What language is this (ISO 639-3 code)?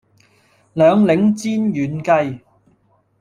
yue